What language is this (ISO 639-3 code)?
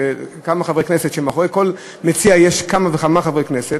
heb